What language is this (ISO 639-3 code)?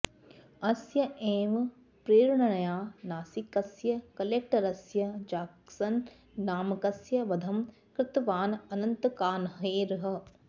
san